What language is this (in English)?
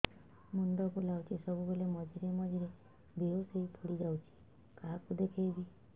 Odia